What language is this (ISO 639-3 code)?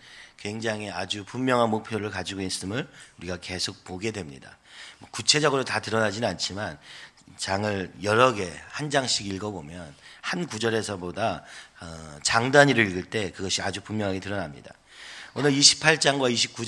kor